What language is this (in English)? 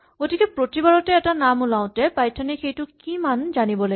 Assamese